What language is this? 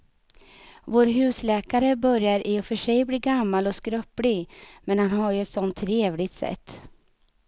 Swedish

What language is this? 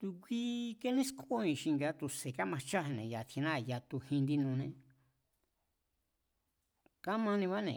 Mazatlán Mazatec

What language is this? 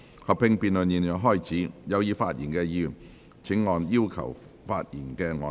Cantonese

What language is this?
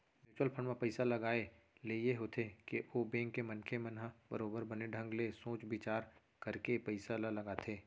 Chhattisgarhi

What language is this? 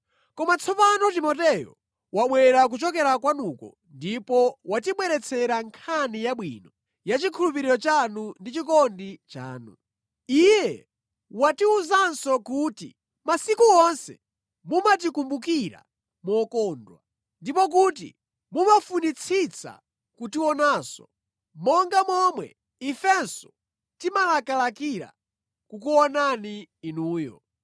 Nyanja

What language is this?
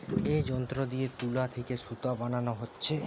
Bangla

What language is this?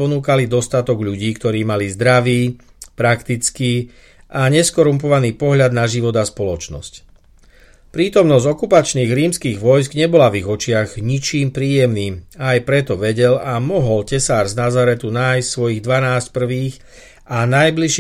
Slovak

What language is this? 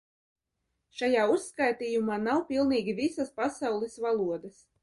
Latvian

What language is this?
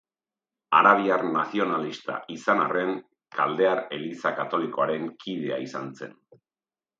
Basque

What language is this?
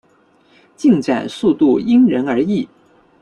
Chinese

